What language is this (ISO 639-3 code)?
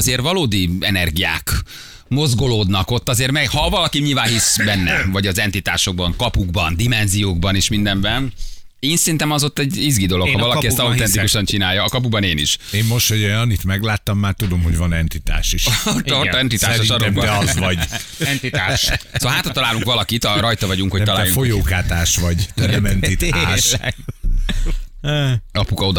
hun